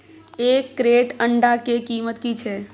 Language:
Maithili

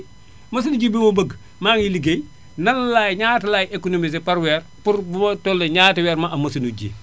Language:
Wolof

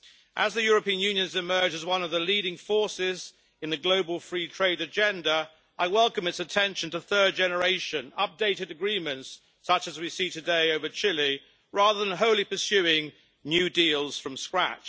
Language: English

